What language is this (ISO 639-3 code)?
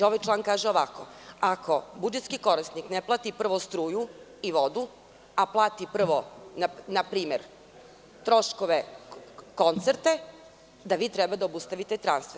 srp